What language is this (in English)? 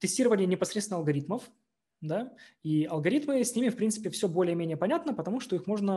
Russian